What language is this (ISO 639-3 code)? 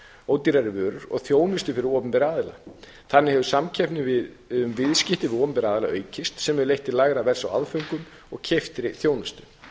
isl